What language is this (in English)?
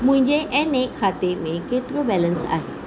Sindhi